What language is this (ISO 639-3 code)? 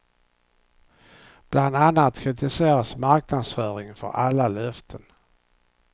swe